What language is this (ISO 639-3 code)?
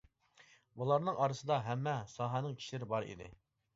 uig